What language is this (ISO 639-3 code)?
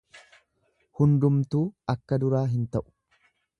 orm